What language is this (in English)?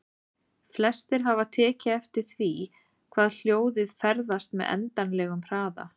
Icelandic